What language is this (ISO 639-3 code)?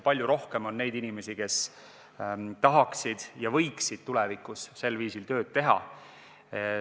est